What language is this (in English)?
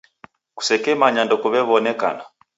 Taita